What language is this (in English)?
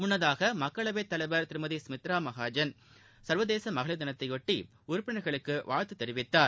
Tamil